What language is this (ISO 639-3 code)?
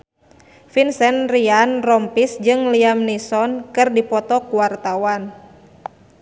sun